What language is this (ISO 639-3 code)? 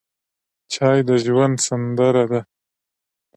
pus